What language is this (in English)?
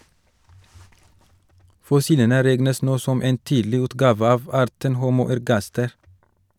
Norwegian